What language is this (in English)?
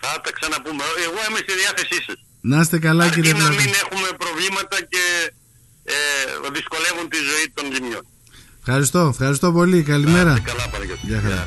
Greek